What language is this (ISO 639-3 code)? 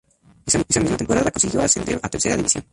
spa